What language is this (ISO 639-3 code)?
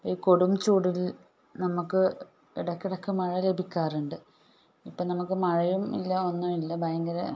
mal